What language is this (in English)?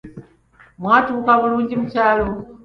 Ganda